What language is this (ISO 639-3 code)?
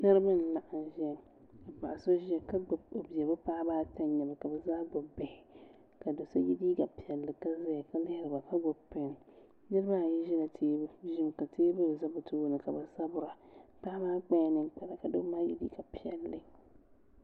dag